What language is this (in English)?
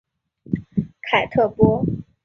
Chinese